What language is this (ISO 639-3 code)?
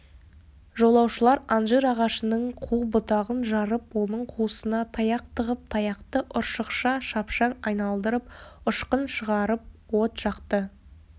kaz